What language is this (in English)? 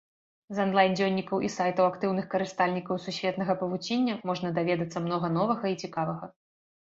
Belarusian